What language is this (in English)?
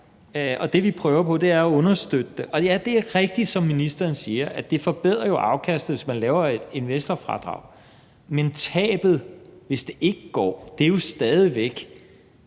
Danish